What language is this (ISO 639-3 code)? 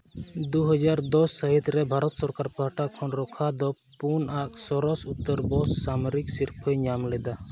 sat